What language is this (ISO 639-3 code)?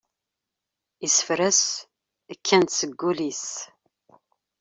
kab